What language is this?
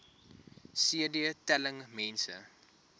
Afrikaans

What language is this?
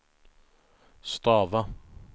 Swedish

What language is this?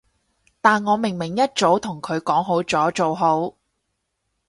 Cantonese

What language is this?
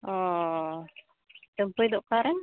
Santali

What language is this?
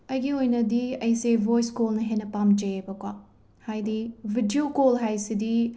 Manipuri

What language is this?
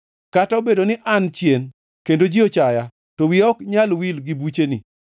Luo (Kenya and Tanzania)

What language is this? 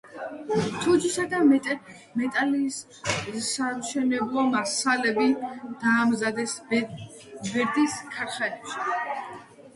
Georgian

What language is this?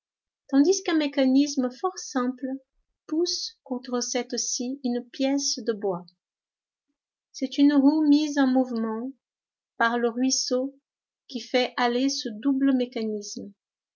French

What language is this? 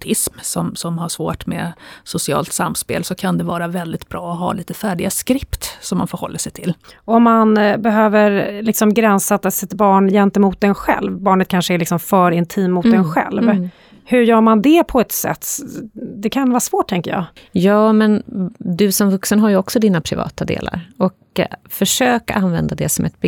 Swedish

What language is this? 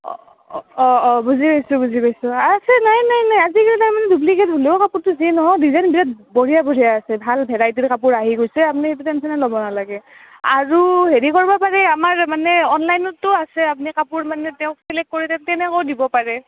Assamese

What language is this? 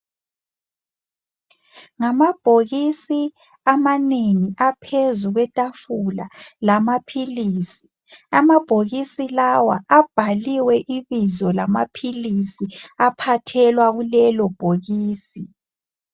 North Ndebele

